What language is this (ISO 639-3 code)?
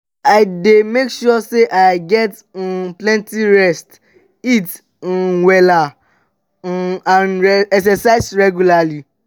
pcm